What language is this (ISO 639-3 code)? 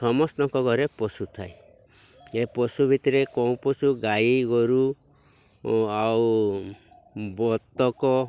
ori